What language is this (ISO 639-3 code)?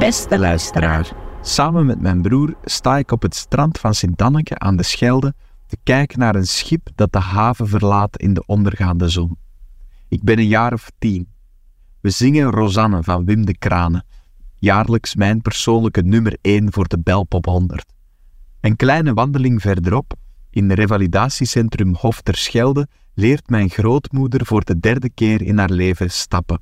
nld